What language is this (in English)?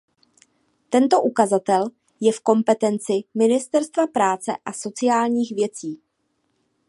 Czech